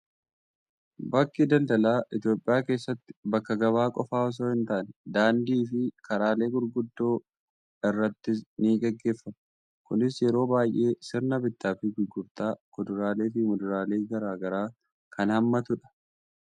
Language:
Oromo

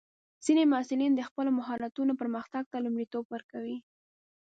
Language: Pashto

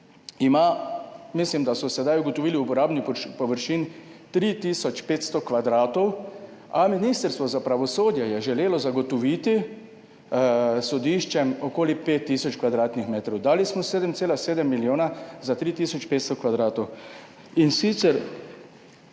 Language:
Slovenian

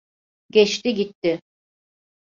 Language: Turkish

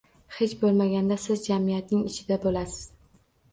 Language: Uzbek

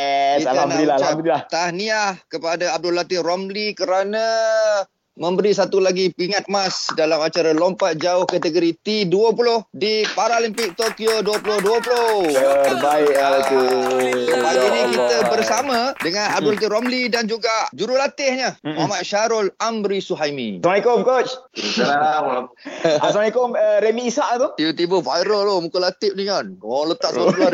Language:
Malay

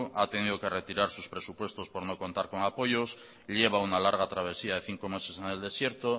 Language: Spanish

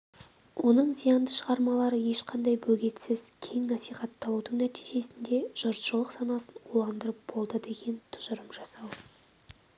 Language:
Kazakh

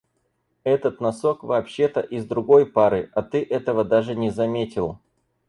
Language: Russian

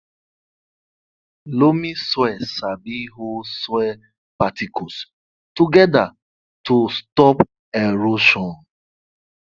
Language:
Nigerian Pidgin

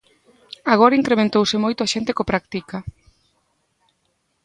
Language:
Galician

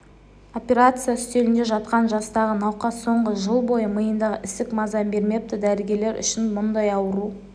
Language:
Kazakh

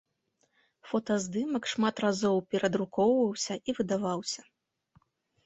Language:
Belarusian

